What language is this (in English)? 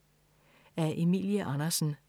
Danish